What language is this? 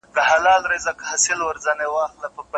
Pashto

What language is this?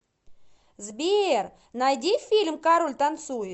Russian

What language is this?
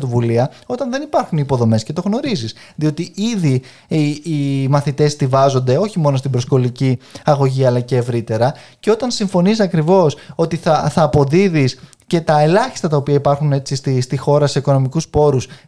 Greek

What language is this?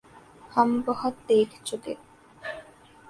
Urdu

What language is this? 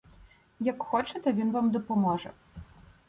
Ukrainian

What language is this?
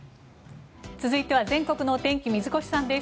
Japanese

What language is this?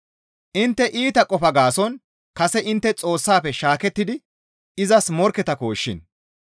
Gamo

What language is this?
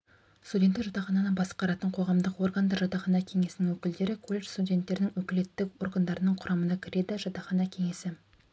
Kazakh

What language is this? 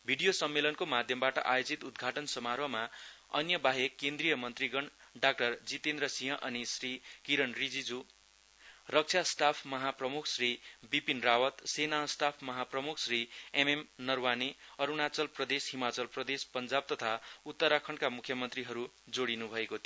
Nepali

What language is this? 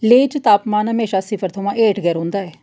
Dogri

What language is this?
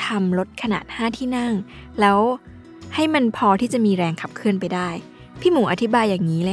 Thai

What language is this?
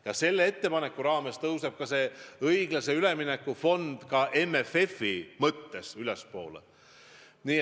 Estonian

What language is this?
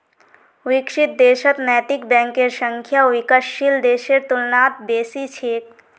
Magahi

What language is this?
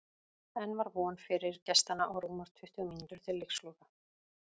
Icelandic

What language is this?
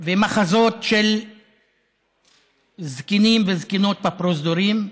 Hebrew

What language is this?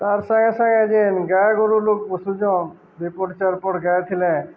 Odia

